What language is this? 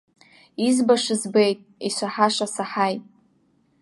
Abkhazian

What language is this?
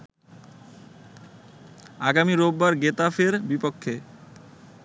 Bangla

